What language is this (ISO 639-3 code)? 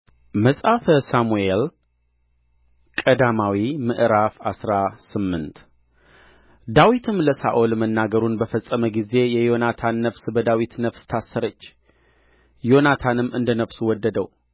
amh